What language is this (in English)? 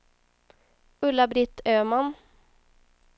Swedish